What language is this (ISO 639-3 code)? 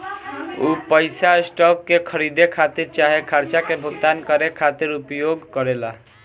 bho